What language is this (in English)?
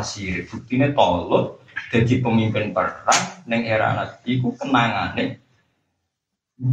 Malay